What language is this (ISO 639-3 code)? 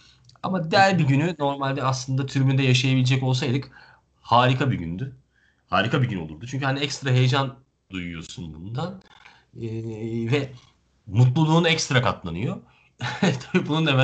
tur